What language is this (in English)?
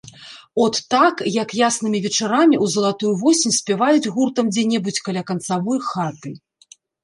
Belarusian